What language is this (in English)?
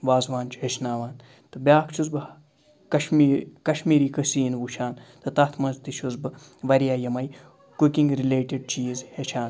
Kashmiri